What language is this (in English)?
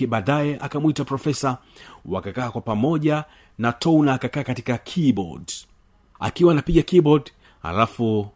Swahili